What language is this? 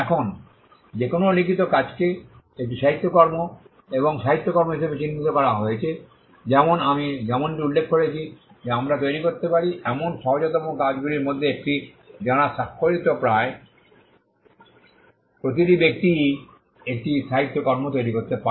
Bangla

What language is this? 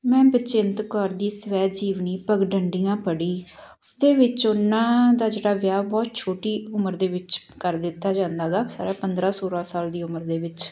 Punjabi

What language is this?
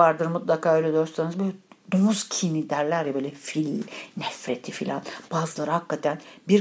Turkish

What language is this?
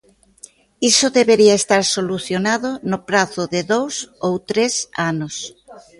Galician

